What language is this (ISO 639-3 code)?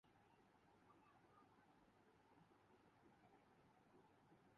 urd